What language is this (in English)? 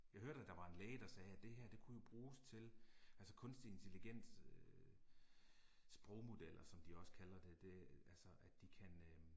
Danish